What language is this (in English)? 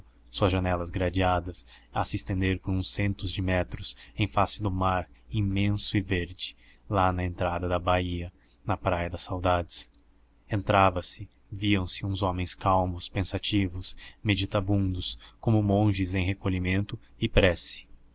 Portuguese